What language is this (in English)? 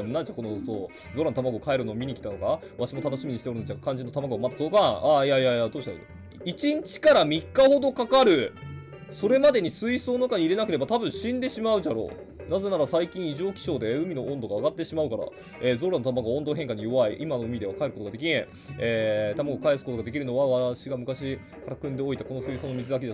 Japanese